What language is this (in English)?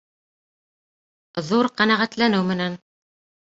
Bashkir